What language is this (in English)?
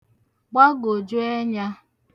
Igbo